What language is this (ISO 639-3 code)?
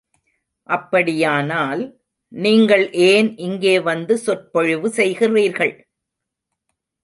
tam